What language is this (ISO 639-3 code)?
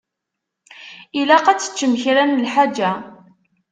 kab